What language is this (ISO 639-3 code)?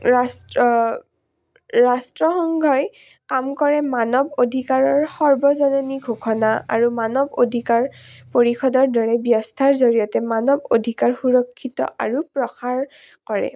asm